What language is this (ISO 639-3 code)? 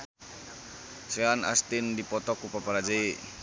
sun